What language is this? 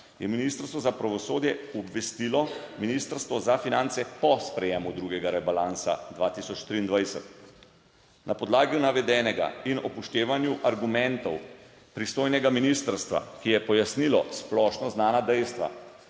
Slovenian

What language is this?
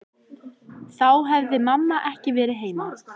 Icelandic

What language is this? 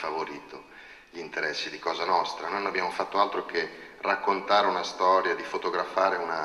Italian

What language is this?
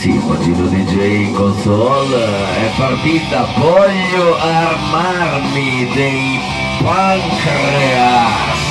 Italian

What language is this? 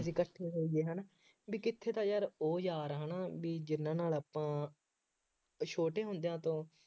Punjabi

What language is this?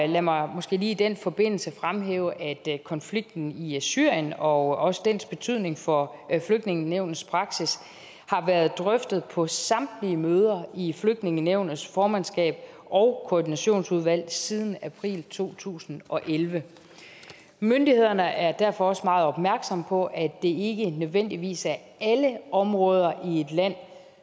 Danish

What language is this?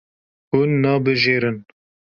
Kurdish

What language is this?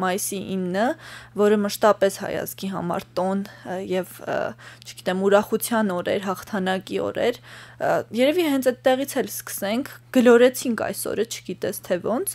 Romanian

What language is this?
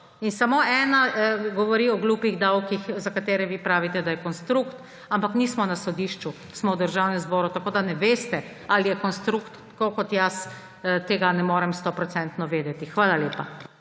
Slovenian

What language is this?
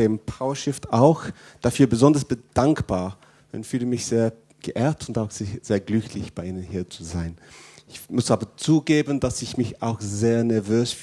German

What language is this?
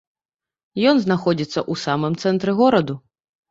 Belarusian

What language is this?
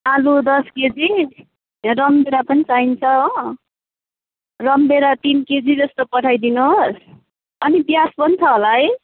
Nepali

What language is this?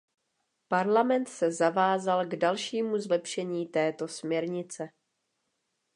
Czech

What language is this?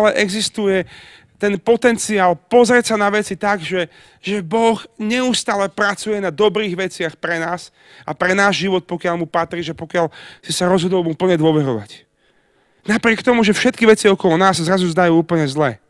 Slovak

